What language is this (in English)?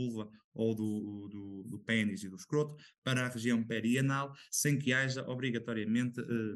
Portuguese